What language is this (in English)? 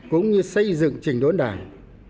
Vietnamese